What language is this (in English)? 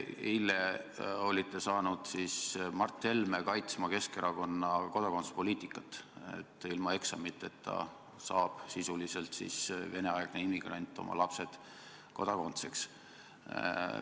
Estonian